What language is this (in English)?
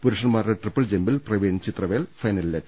Malayalam